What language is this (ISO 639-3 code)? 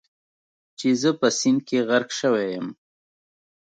pus